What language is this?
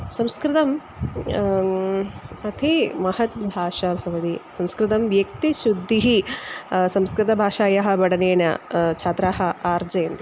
Sanskrit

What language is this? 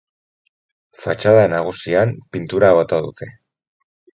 Basque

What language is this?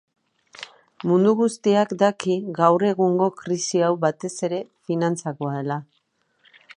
Basque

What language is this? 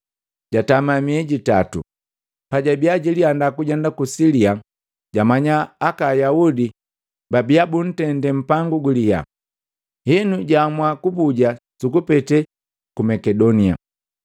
Matengo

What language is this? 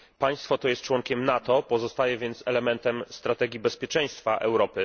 Polish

